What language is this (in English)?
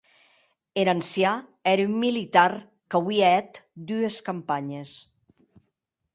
Occitan